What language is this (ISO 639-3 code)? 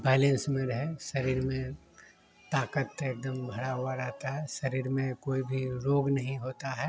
hin